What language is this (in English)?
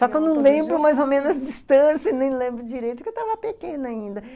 Portuguese